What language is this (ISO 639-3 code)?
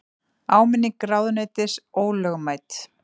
isl